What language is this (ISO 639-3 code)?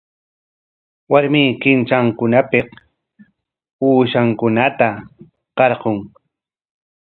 qwa